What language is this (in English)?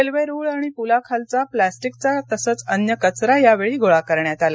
Marathi